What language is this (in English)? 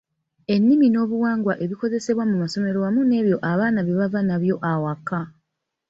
Ganda